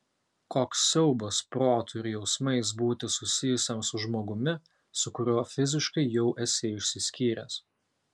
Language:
Lithuanian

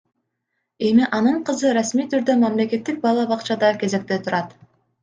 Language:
Kyrgyz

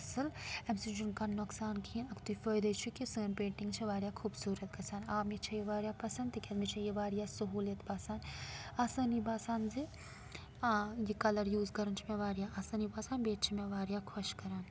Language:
Kashmiri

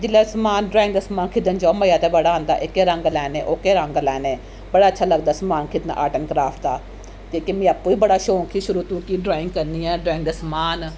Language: Dogri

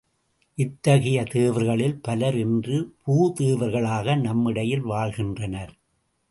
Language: Tamil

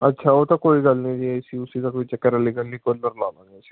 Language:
Punjabi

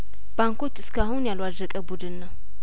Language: Amharic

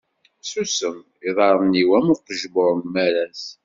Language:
Kabyle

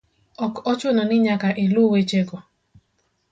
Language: Luo (Kenya and Tanzania)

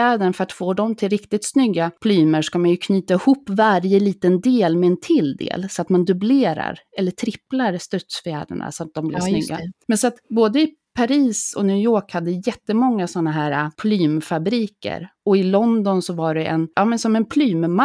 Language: Swedish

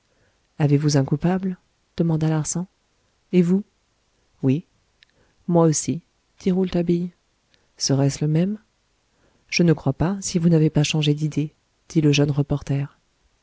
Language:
French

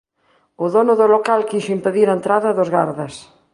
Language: Galician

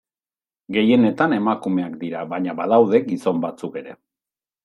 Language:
Basque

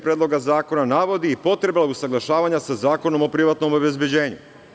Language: Serbian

